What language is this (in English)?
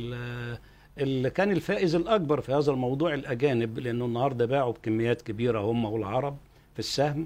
Arabic